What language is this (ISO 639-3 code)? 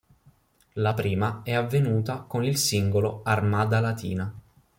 ita